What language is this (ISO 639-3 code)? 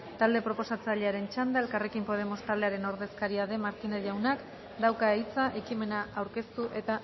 eus